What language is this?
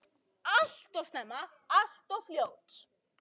Icelandic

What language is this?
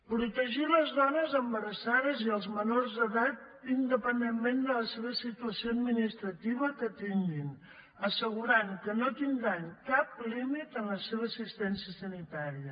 Catalan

